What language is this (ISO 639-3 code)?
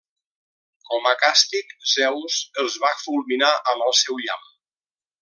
cat